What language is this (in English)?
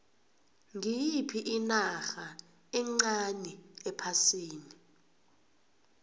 South Ndebele